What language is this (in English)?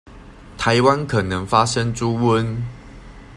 Chinese